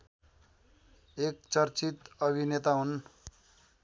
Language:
Nepali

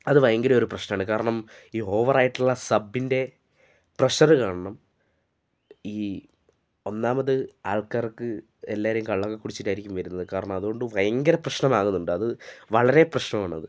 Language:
Malayalam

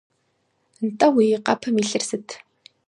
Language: Kabardian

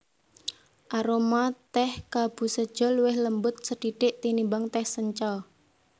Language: Javanese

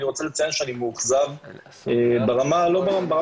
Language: Hebrew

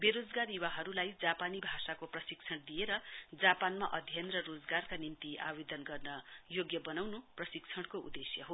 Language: Nepali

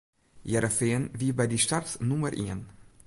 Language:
Western Frisian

